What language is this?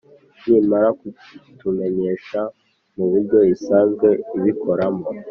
Kinyarwanda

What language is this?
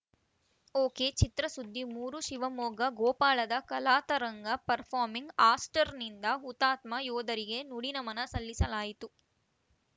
Kannada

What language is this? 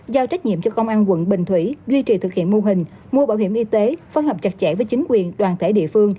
Vietnamese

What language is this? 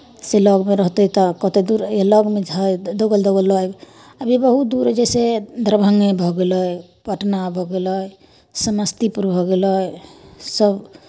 Maithili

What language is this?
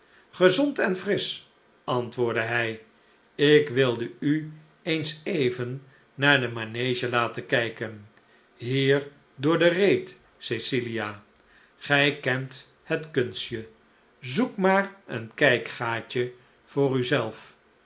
Dutch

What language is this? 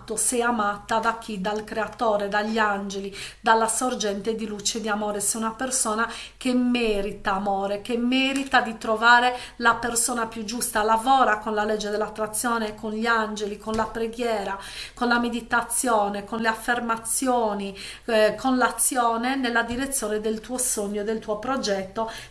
Italian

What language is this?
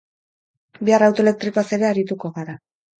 Basque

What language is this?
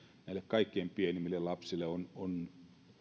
Finnish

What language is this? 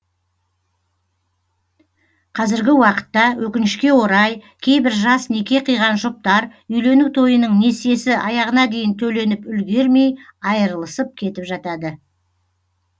Kazakh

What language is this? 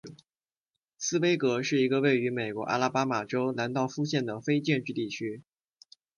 Chinese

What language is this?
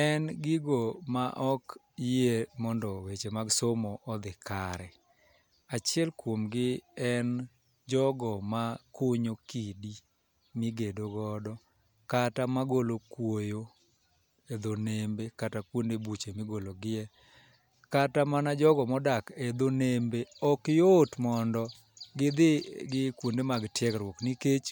Luo (Kenya and Tanzania)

